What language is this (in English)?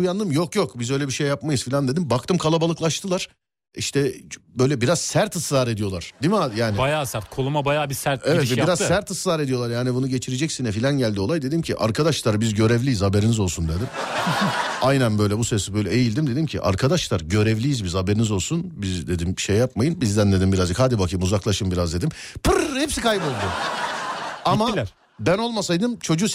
Turkish